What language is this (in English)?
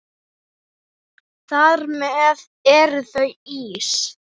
Icelandic